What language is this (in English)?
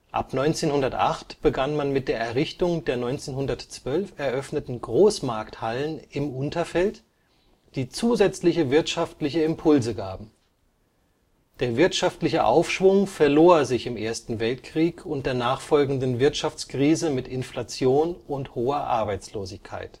German